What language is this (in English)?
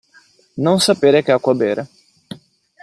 Italian